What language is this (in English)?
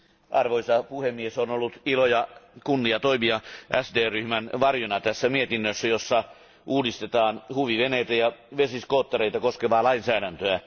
Finnish